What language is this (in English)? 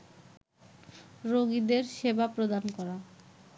Bangla